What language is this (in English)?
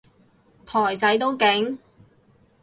Cantonese